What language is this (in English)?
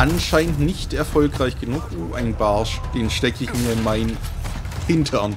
German